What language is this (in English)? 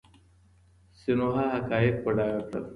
Pashto